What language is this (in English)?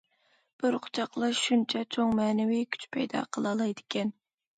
Uyghur